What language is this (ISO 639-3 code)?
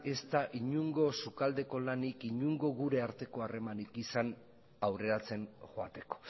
eus